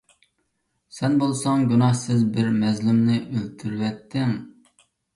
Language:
Uyghur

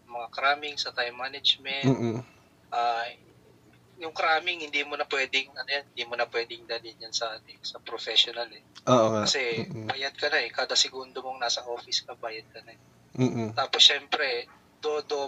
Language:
Filipino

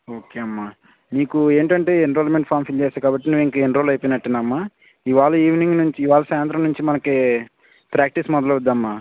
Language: Telugu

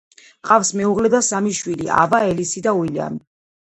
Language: Georgian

